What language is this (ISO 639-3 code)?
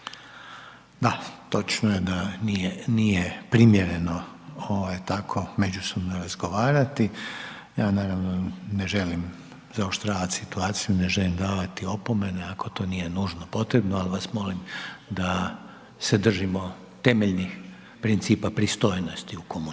hrv